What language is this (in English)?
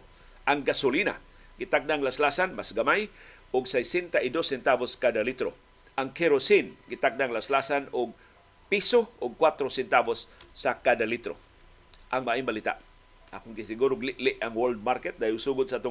Filipino